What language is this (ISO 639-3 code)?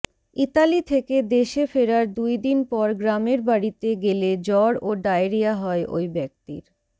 ben